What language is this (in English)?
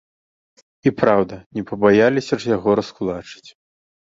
Belarusian